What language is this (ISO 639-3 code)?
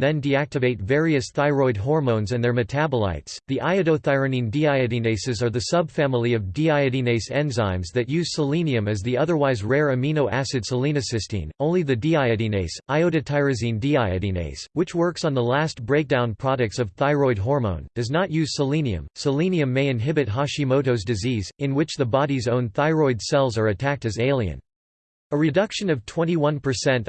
eng